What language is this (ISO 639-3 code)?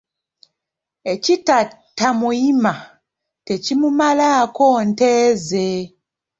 lug